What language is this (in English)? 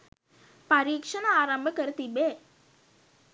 Sinhala